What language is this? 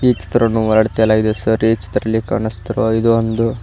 Kannada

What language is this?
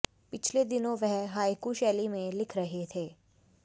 Hindi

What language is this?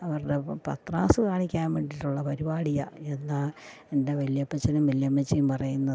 Malayalam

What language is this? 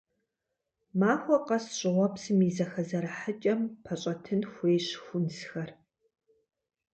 Kabardian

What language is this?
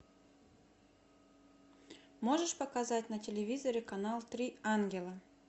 Russian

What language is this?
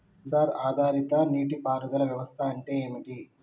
Telugu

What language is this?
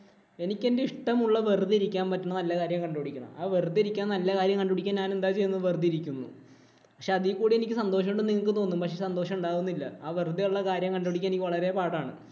Malayalam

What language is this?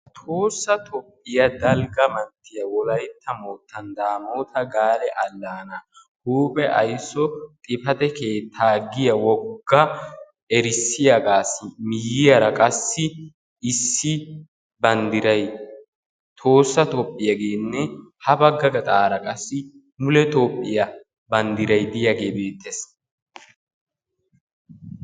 Wolaytta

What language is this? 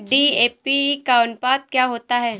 Hindi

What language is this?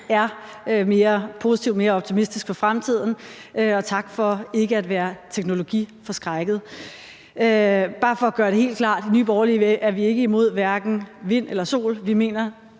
Danish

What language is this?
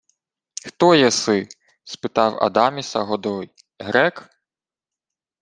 Ukrainian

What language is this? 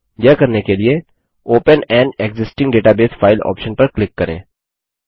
Hindi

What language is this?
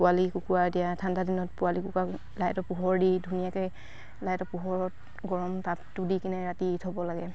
Assamese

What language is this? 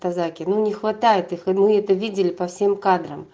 Russian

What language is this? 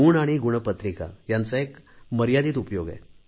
Marathi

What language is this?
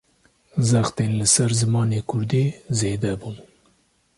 Kurdish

